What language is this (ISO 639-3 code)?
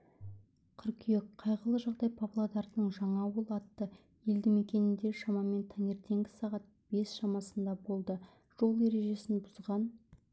kaz